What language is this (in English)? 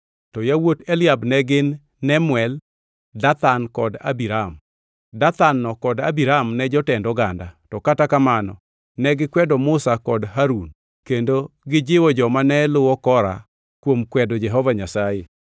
Luo (Kenya and Tanzania)